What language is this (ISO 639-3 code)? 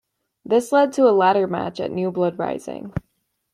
eng